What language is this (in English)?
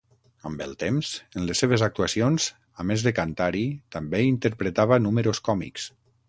Catalan